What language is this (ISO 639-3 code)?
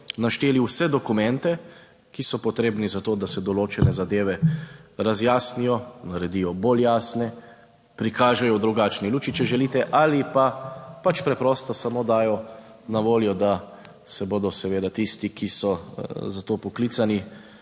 slv